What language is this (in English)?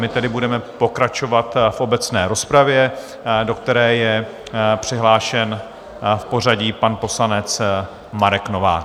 Czech